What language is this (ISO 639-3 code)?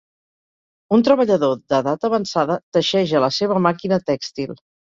cat